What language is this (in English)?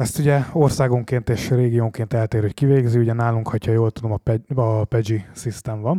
Hungarian